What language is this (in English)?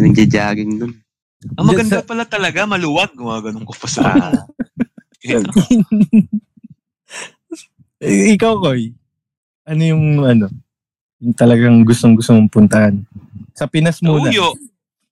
Filipino